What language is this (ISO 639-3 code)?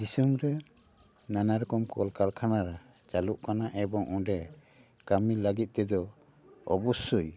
sat